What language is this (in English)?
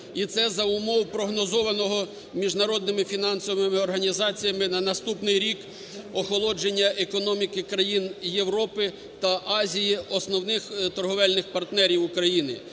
Ukrainian